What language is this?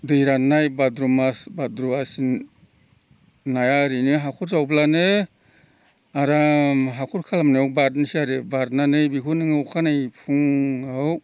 Bodo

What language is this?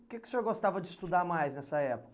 Portuguese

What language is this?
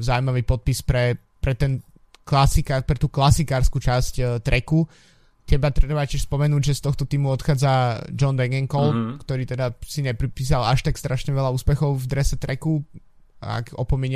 Slovak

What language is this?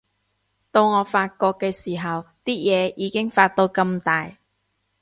Cantonese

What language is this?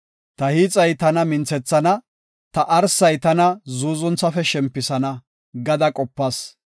Gofa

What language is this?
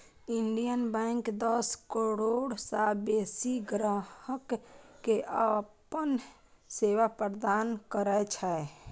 Maithili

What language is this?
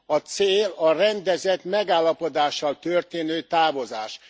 Hungarian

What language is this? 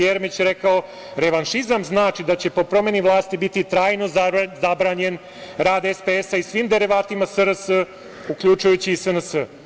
Serbian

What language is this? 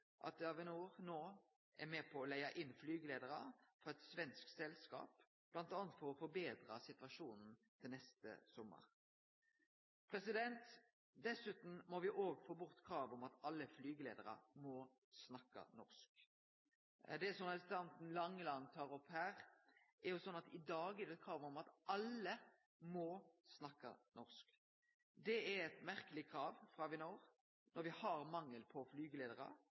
Norwegian Nynorsk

